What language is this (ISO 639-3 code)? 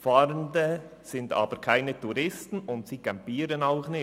gsw